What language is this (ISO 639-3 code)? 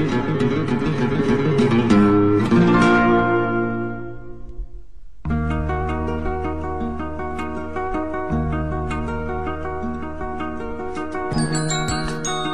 tur